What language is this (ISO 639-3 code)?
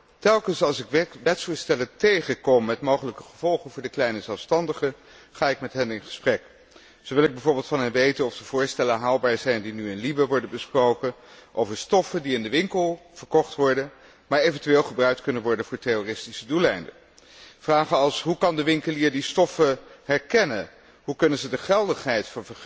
nld